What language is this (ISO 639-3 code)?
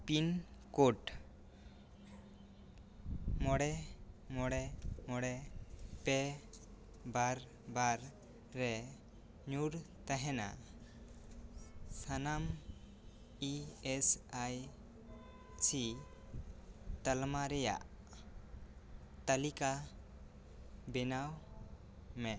sat